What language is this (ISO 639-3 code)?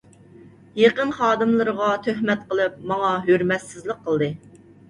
uig